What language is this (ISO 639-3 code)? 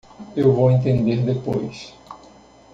por